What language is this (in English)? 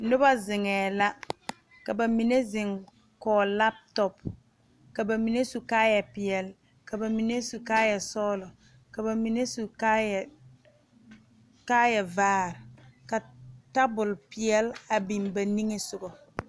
Southern Dagaare